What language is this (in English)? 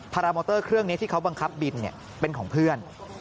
Thai